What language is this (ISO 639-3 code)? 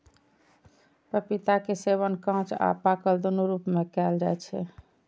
mai